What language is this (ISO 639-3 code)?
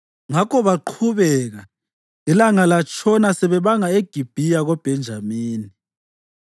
nde